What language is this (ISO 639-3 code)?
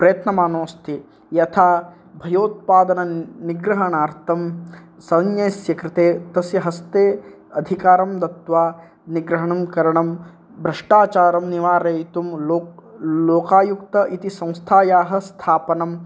san